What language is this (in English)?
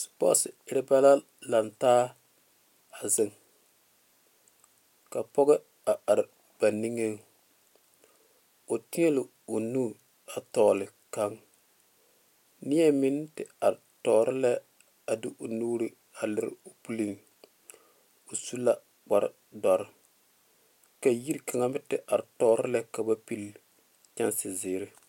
Southern Dagaare